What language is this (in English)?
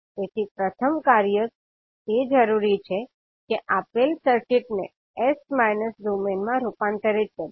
Gujarati